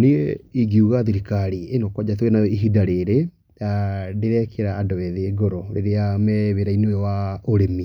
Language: Kikuyu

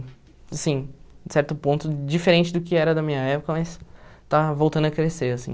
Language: Portuguese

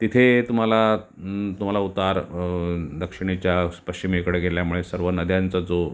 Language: Marathi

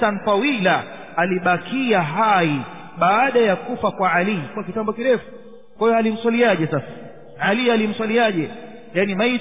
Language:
Arabic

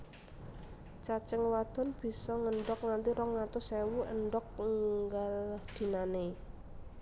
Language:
Javanese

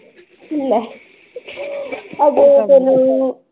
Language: Punjabi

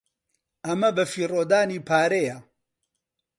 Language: Central Kurdish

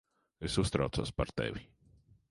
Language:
Latvian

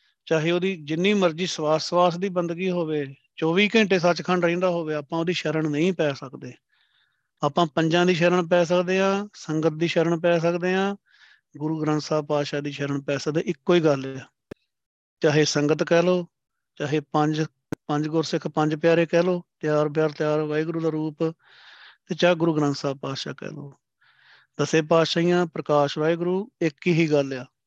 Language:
Punjabi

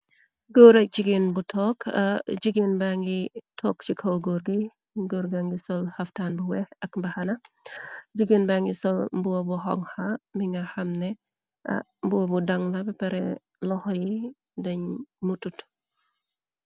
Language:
Wolof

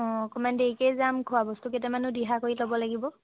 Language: Assamese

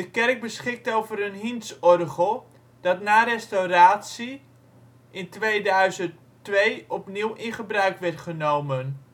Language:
Dutch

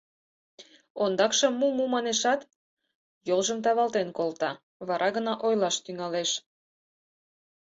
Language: Mari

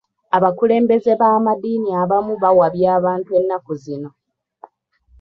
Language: Ganda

